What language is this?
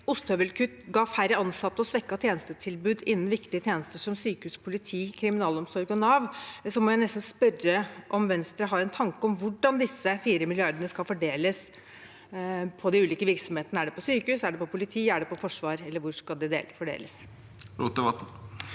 Norwegian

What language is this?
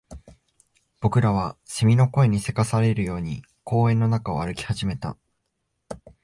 Japanese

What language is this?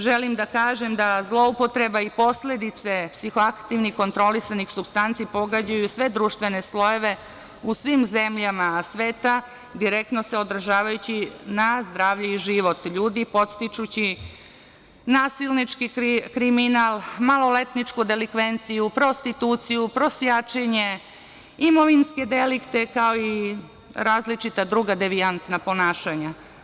Serbian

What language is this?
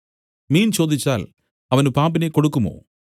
Malayalam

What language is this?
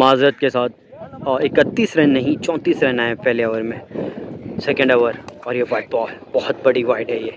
Hindi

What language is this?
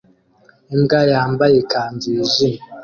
Kinyarwanda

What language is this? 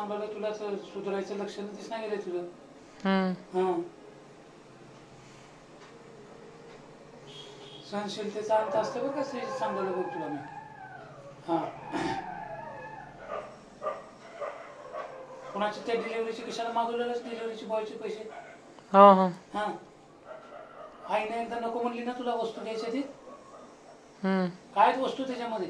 Marathi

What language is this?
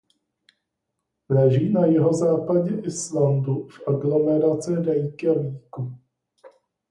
Czech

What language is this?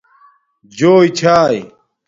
Domaaki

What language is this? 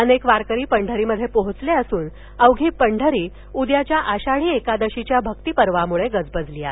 Marathi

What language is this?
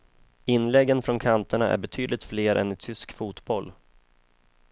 Swedish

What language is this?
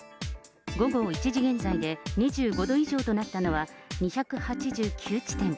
Japanese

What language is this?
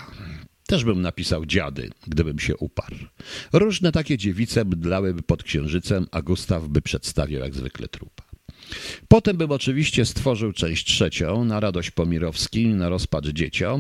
Polish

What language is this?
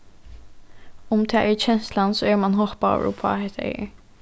Faroese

